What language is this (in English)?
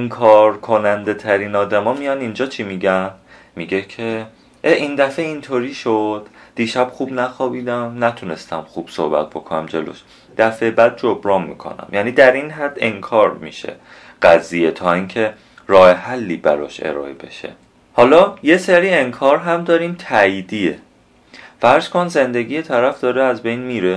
Persian